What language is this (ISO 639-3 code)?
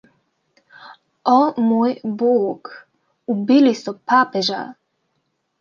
slv